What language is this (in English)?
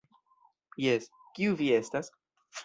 Esperanto